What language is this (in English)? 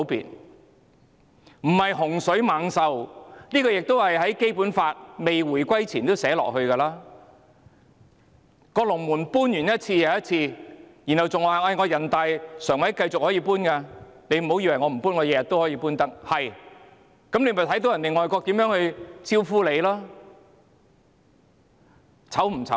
Cantonese